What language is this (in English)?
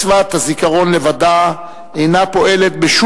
Hebrew